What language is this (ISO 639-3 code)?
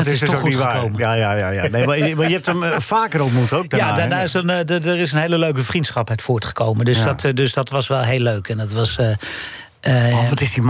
nld